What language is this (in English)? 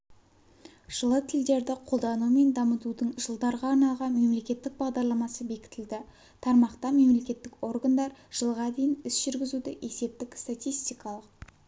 Kazakh